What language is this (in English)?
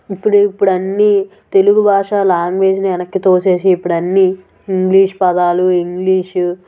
Telugu